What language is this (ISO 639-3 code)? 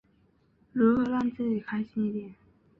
zho